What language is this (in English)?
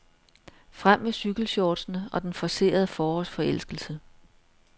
Danish